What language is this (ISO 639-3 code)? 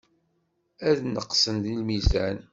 kab